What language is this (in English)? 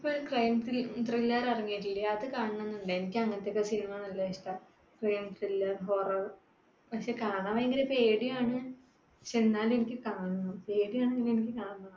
Malayalam